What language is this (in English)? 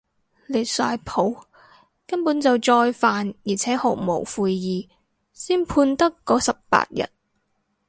Cantonese